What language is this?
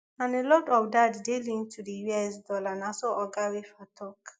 Nigerian Pidgin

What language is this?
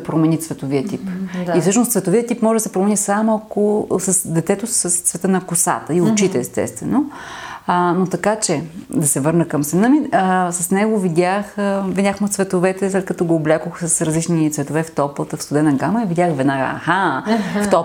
Bulgarian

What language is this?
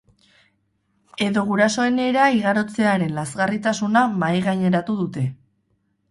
Basque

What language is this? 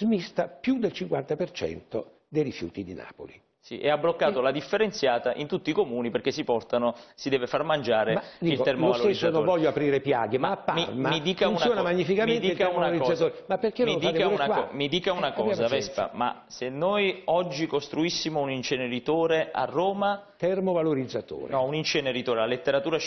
Italian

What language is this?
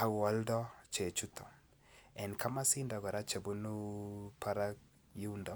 Kalenjin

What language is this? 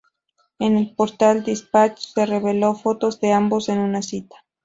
Spanish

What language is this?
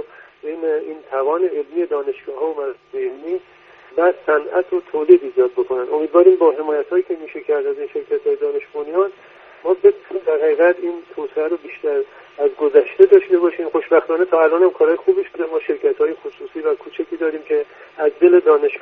Persian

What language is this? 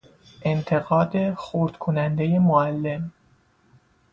Persian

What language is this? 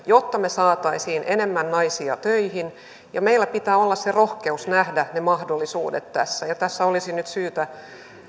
Finnish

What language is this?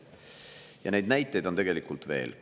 Estonian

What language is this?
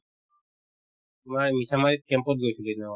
Assamese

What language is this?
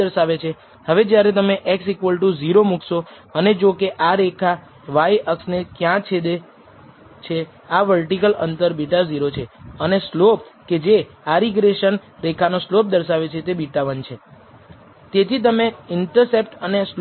Gujarati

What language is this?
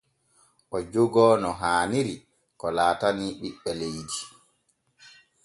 Borgu Fulfulde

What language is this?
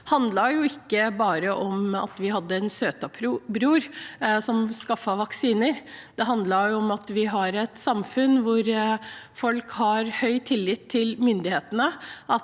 Norwegian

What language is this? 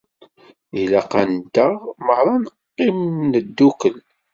Kabyle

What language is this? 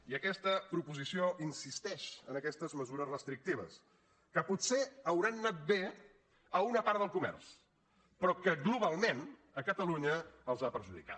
Catalan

